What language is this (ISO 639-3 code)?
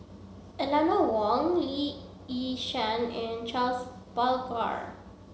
eng